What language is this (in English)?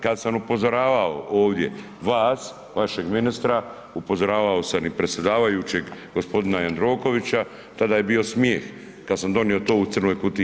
Croatian